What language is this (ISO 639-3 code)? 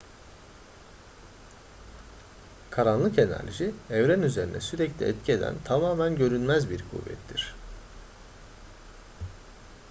tur